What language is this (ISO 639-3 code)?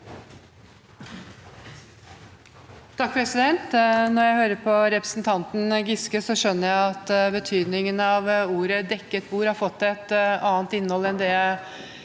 nor